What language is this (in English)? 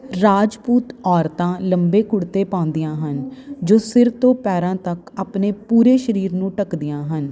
Punjabi